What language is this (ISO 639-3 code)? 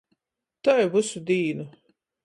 ltg